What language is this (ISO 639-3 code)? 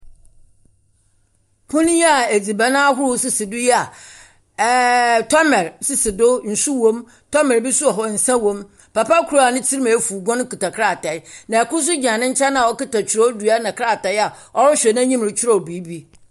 aka